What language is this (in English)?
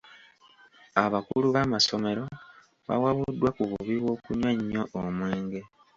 Ganda